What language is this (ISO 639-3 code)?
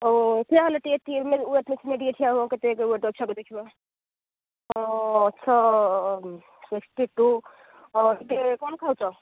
ori